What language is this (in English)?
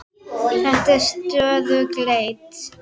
Icelandic